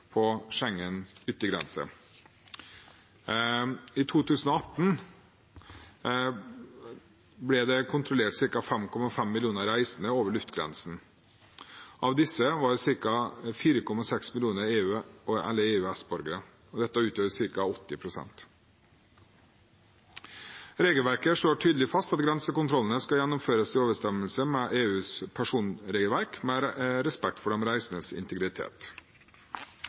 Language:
Norwegian Bokmål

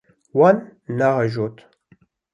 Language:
Kurdish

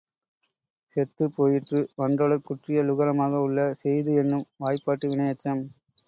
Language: Tamil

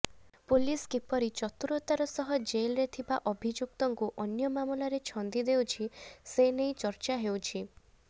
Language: Odia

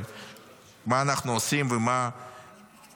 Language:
Hebrew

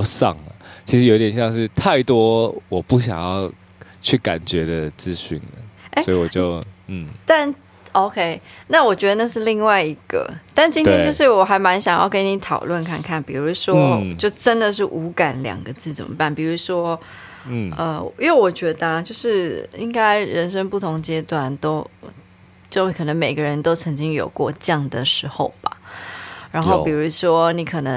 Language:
Chinese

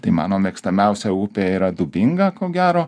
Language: Lithuanian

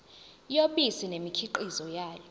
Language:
Zulu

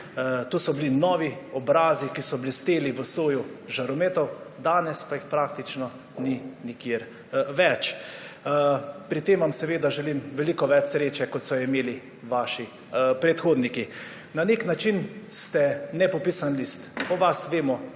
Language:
Slovenian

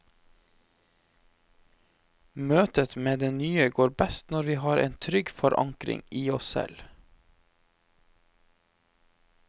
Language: Norwegian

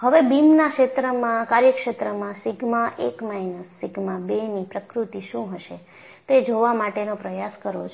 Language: Gujarati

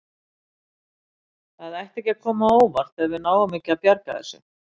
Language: Icelandic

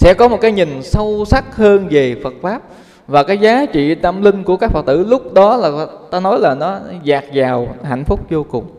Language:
Vietnamese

